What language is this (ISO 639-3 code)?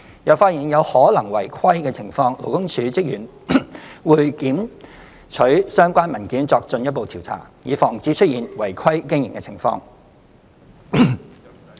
yue